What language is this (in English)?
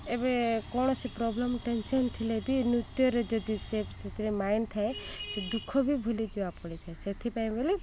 Odia